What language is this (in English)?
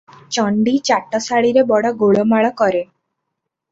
Odia